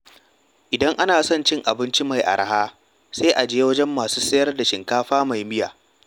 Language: Hausa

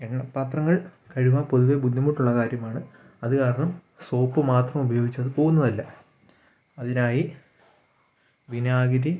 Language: Malayalam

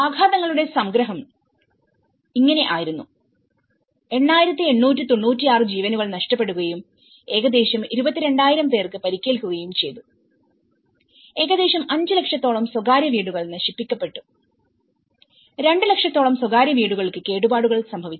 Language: Malayalam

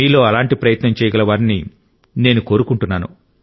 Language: Telugu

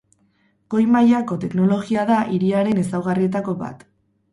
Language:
Basque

